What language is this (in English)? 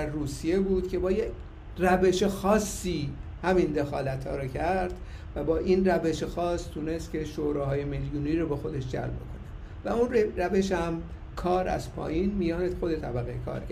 Persian